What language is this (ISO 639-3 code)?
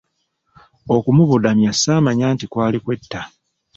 lug